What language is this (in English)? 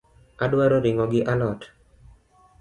Luo (Kenya and Tanzania)